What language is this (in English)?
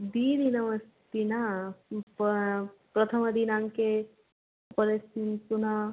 Sanskrit